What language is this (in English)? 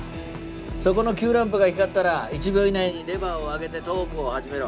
Japanese